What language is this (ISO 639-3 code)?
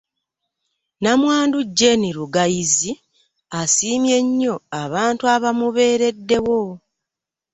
lug